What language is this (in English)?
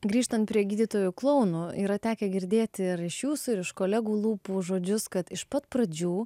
Lithuanian